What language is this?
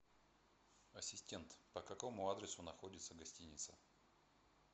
Russian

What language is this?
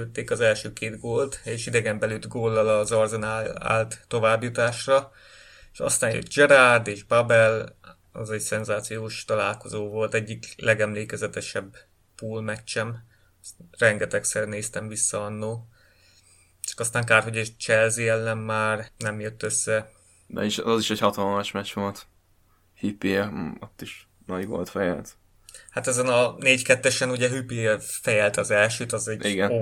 Hungarian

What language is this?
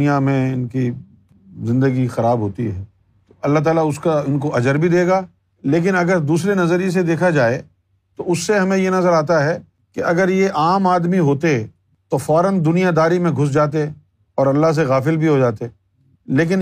Urdu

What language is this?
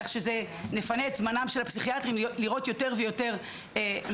Hebrew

